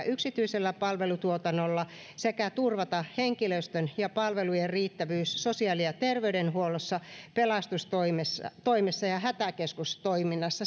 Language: Finnish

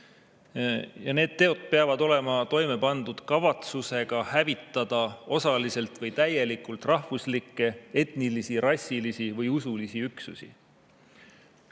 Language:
Estonian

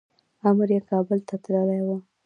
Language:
Pashto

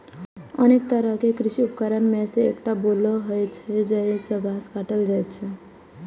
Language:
Maithili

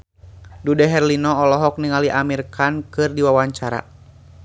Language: Sundanese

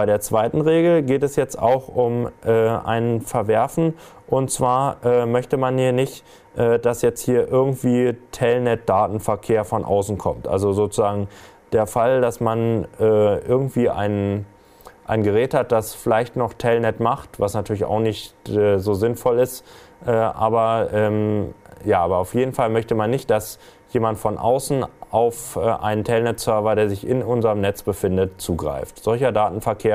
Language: German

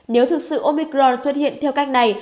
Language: Vietnamese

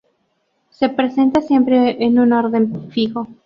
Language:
Spanish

